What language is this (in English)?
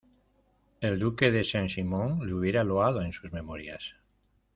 Spanish